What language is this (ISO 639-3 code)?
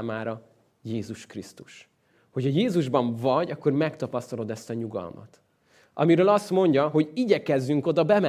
hun